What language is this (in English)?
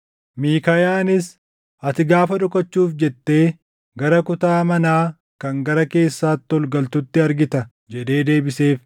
Oromo